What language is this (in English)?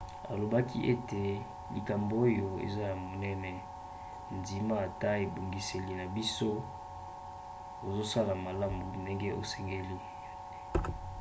Lingala